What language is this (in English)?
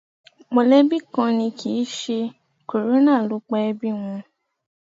Yoruba